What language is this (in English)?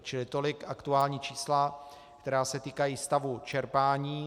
Czech